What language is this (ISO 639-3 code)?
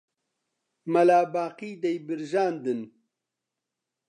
ckb